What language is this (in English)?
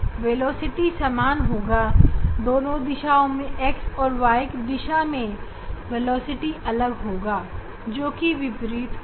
Hindi